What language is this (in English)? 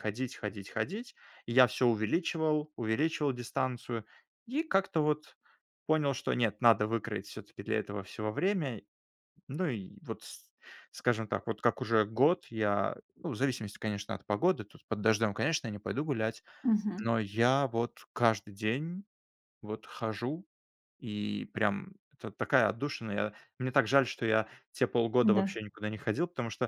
Russian